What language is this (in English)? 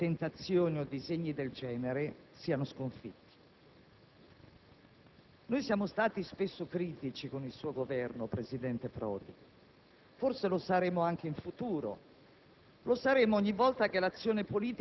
Italian